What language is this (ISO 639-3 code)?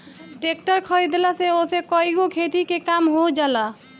bho